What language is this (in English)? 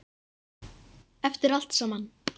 Icelandic